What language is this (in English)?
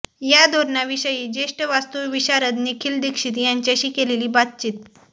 Marathi